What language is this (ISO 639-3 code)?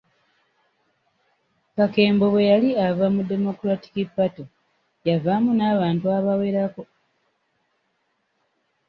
lug